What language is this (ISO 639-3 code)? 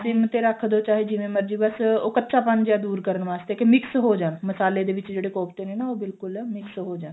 pan